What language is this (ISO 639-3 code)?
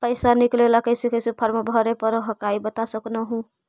mag